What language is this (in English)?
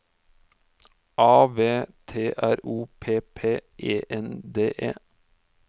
Norwegian